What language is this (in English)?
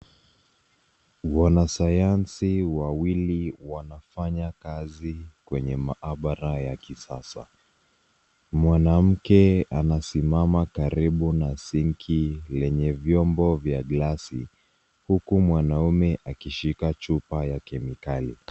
Swahili